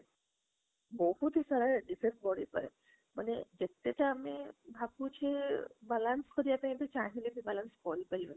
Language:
Odia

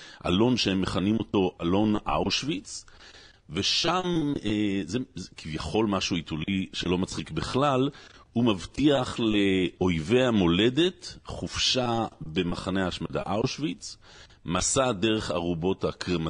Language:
Hebrew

